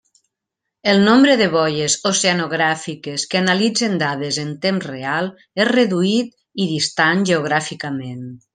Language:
Catalan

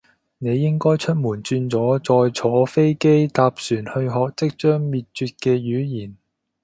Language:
Cantonese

